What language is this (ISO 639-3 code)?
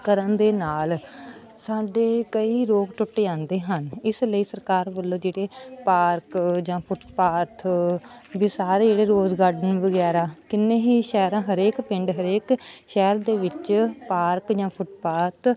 pan